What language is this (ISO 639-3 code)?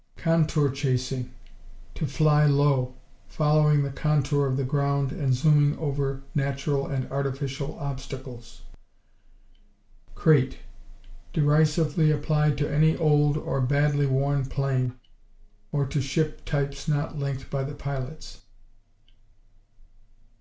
eng